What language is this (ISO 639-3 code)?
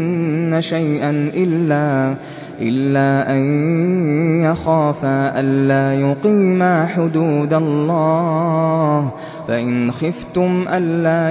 ara